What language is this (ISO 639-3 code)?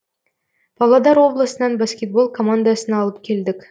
kaz